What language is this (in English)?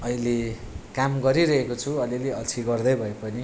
Nepali